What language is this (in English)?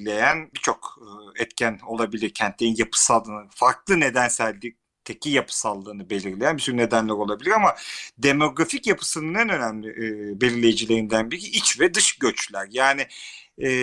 Turkish